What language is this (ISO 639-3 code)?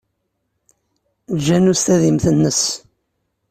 kab